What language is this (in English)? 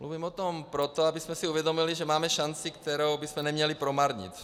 Czech